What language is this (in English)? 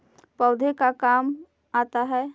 Magahi